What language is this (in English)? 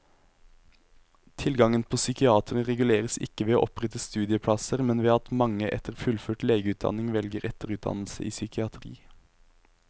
Norwegian